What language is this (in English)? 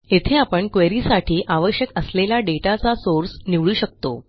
Marathi